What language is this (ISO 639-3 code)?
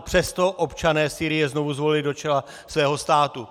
ces